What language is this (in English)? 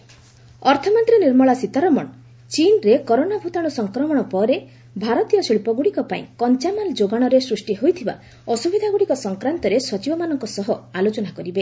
Odia